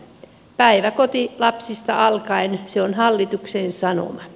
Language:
Finnish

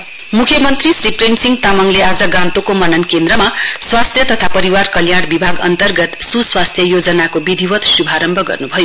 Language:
Nepali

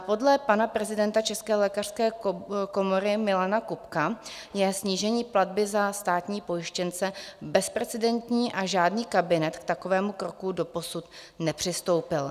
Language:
Czech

